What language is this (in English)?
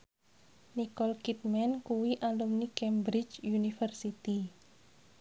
Javanese